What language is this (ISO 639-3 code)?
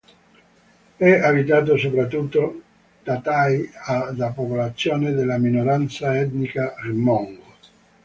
ita